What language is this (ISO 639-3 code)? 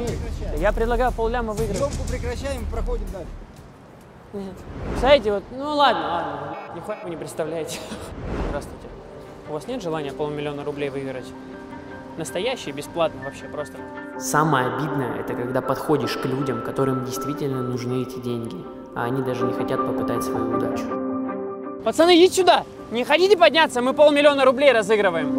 rus